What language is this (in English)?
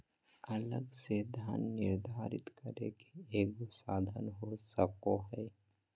Magahi